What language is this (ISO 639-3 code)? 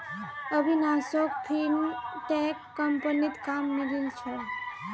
mag